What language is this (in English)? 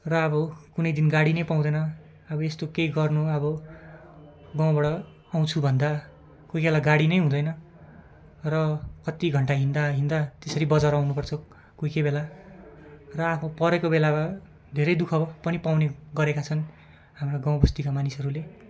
Nepali